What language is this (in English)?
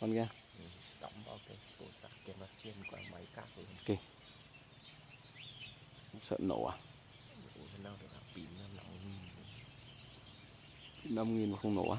Vietnamese